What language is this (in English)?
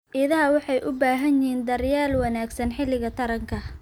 Somali